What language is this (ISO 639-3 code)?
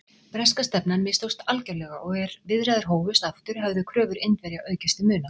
isl